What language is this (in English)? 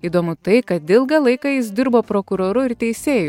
Lithuanian